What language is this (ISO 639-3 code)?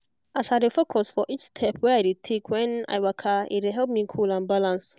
pcm